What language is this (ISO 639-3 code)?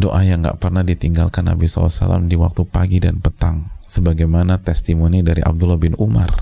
ind